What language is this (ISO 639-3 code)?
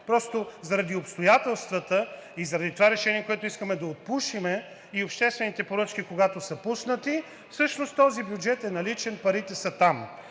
bul